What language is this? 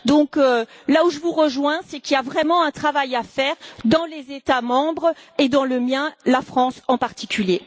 French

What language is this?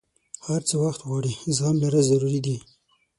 Pashto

